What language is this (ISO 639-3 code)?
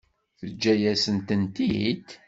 kab